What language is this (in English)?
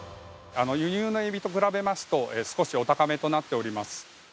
Japanese